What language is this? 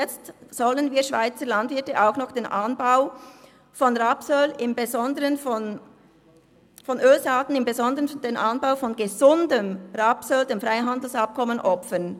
Swiss German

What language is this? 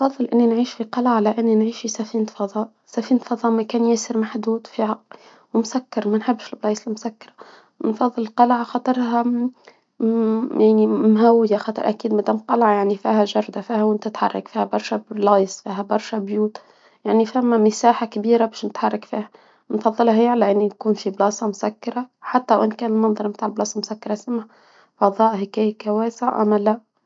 Tunisian Arabic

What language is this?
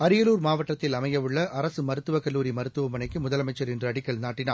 Tamil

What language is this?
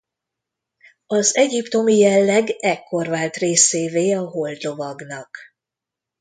Hungarian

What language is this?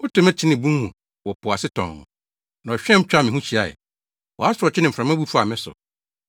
Akan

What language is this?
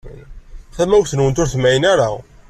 Kabyle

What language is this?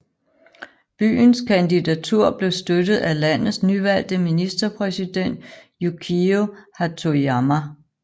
Danish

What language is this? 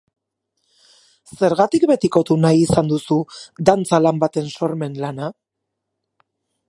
Basque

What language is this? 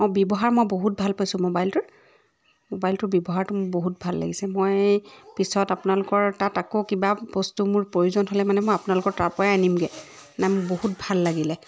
Assamese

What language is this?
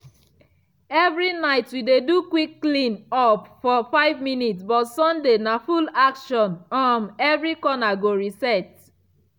Nigerian Pidgin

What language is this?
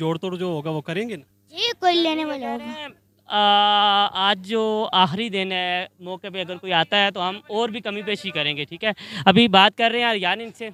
Hindi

